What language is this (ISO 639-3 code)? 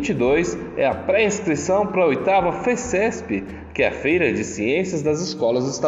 por